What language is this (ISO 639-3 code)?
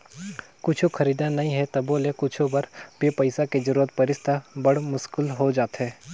hne